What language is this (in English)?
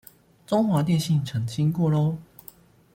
Chinese